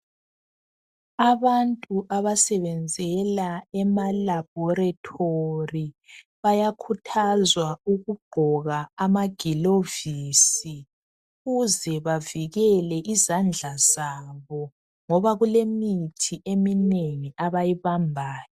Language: North Ndebele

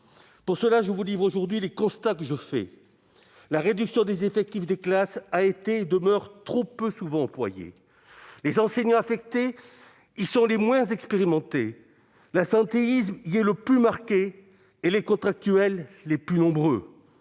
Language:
French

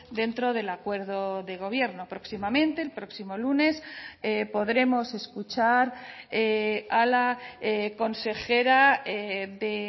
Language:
Spanish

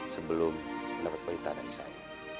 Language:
Indonesian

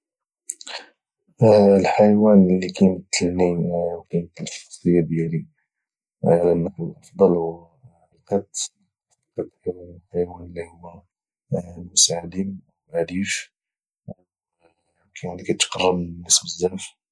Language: Moroccan Arabic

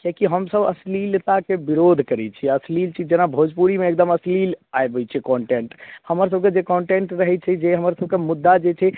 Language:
Maithili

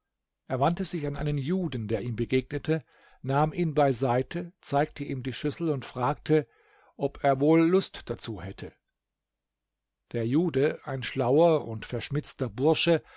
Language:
German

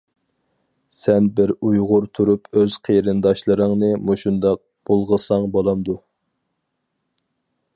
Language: Uyghur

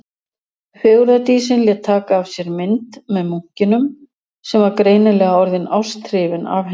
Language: Icelandic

